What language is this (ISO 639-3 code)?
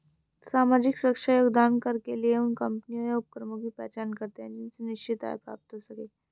hin